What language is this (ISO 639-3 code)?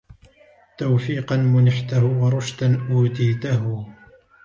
ara